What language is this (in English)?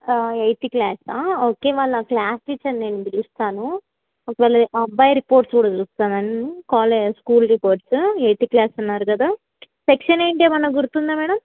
Telugu